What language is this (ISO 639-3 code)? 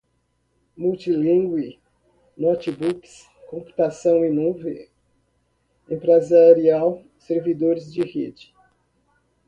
por